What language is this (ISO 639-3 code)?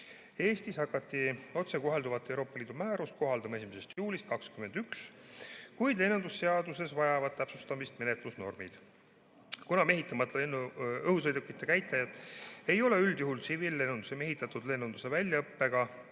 est